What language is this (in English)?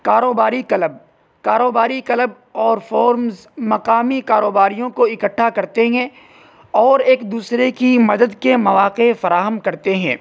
Urdu